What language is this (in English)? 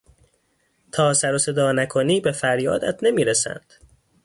Persian